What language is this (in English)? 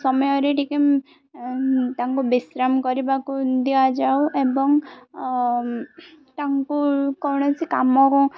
Odia